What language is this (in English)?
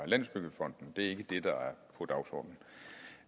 Danish